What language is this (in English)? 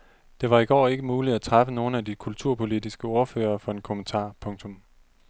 Danish